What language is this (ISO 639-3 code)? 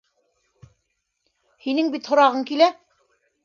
bak